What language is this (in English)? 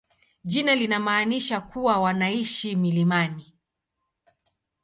Swahili